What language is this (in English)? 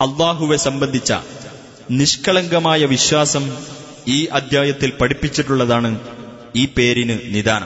Malayalam